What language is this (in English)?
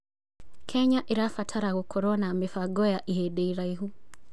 Kikuyu